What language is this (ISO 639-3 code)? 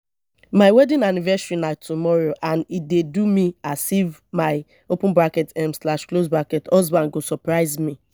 pcm